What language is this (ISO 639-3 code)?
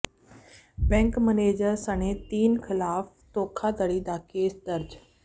pan